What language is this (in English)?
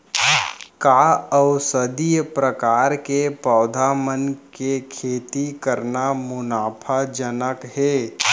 Chhattisgarhi